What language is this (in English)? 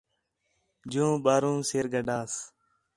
Khetrani